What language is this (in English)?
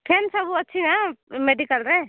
Odia